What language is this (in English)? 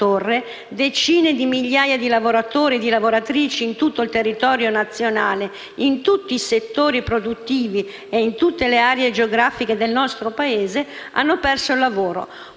Italian